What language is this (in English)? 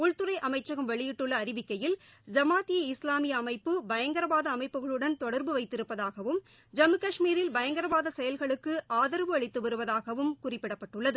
Tamil